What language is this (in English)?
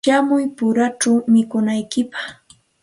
Santa Ana de Tusi Pasco Quechua